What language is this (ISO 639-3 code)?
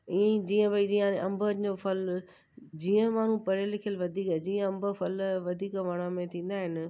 snd